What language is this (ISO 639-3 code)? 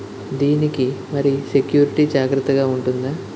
tel